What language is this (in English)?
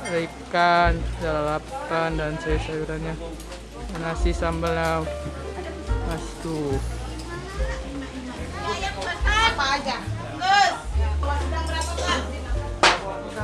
Indonesian